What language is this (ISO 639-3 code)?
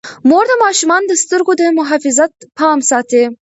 pus